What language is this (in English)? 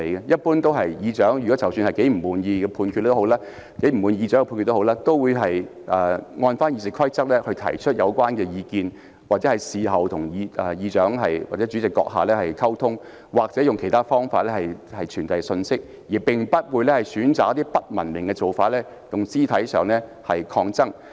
Cantonese